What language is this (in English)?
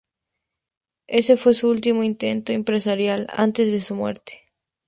Spanish